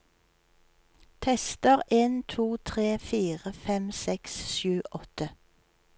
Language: Norwegian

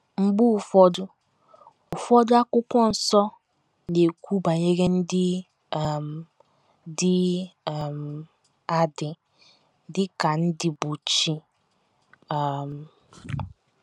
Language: Igbo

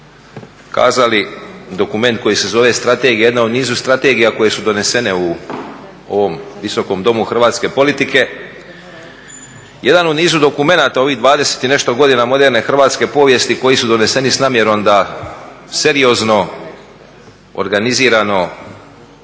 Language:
Croatian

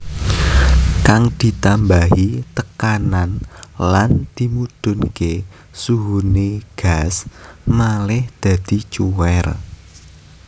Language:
Javanese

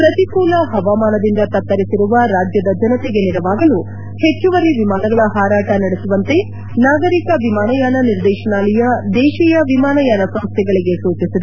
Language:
Kannada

